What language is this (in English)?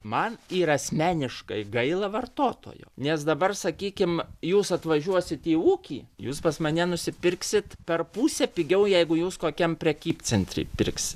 Lithuanian